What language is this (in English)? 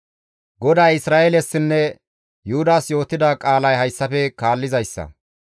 Gamo